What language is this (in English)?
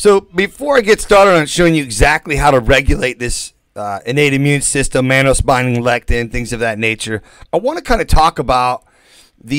English